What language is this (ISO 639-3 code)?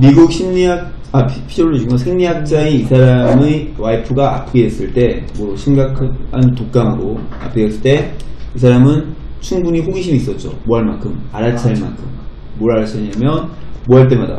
kor